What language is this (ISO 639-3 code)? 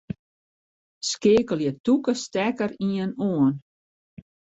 fry